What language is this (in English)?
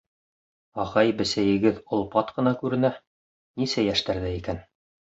Bashkir